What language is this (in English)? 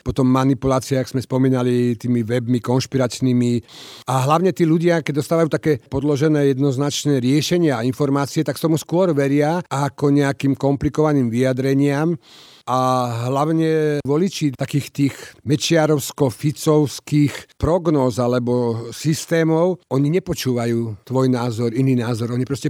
Slovak